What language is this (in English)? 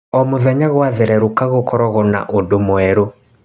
Kikuyu